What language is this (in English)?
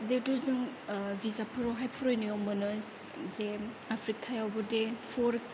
Bodo